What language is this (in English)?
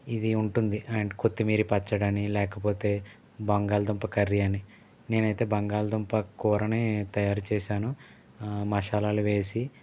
Telugu